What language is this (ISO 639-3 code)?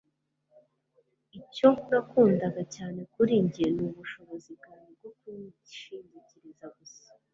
kin